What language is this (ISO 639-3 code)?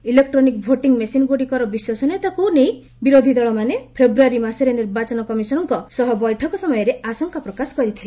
ori